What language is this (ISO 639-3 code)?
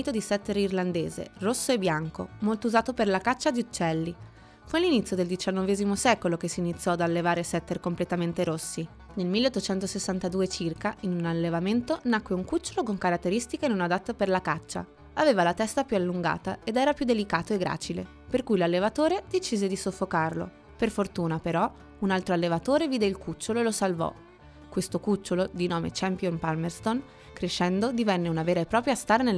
ita